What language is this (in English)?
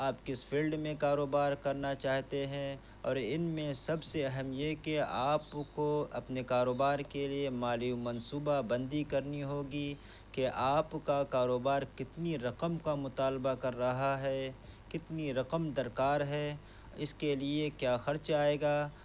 Urdu